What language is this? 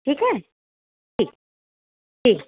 Urdu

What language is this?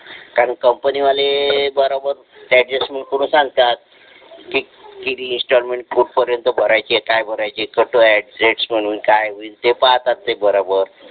Marathi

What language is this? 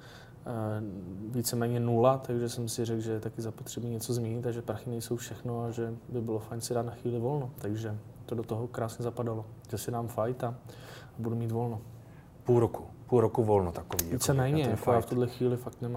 Czech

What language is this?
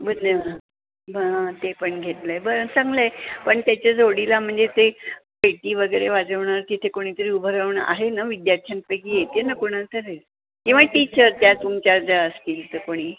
Marathi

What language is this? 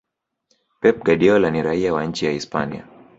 Swahili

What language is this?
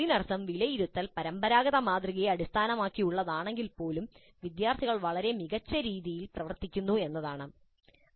Malayalam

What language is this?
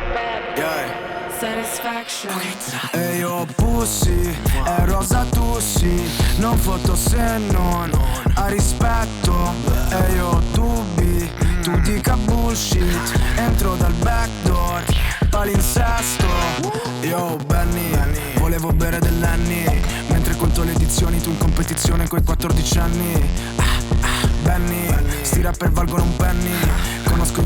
Italian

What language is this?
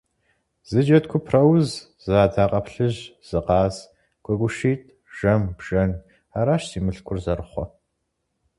Kabardian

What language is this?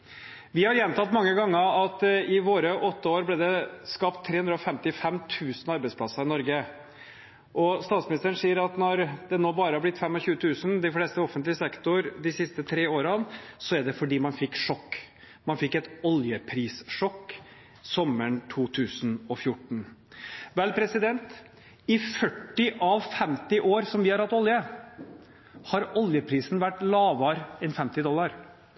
Norwegian Bokmål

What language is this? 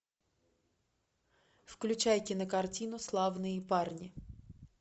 Russian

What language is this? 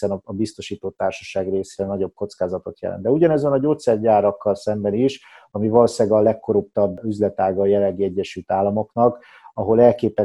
Hungarian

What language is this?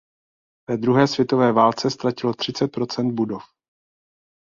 Czech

